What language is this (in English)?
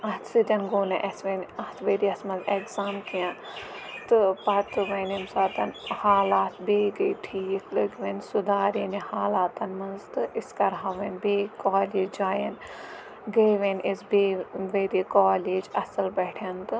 Kashmiri